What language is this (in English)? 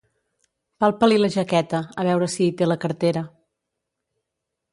Catalan